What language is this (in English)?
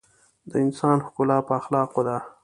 Pashto